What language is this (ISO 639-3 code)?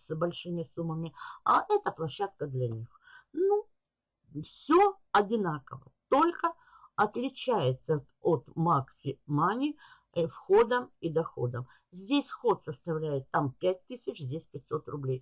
rus